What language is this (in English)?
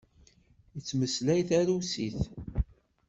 Kabyle